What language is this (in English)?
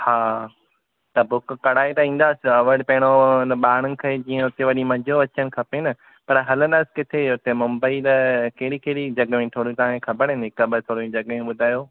Sindhi